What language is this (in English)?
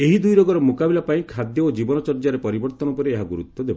Odia